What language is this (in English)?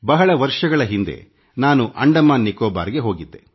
Kannada